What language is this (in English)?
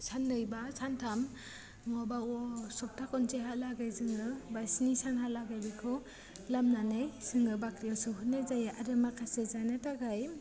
Bodo